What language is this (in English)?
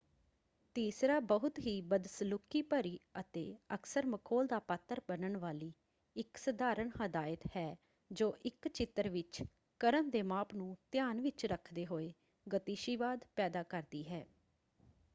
Punjabi